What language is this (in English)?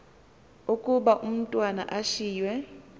Xhosa